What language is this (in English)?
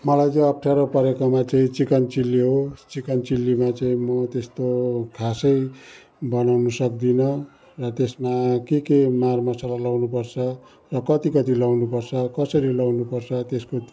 Nepali